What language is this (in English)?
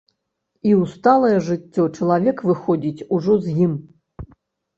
Belarusian